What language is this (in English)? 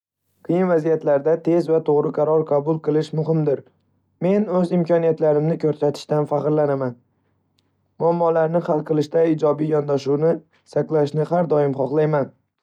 Uzbek